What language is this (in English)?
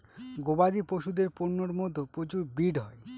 Bangla